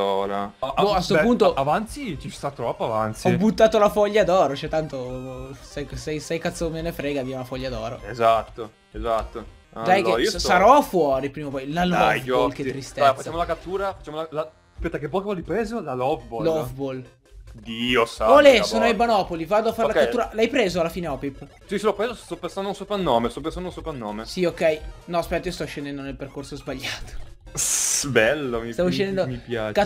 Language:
Italian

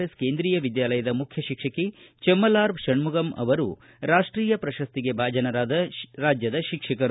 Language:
Kannada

